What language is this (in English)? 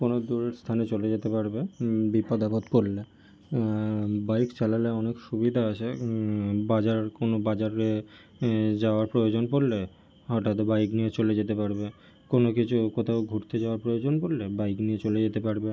Bangla